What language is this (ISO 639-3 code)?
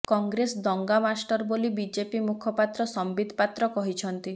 ori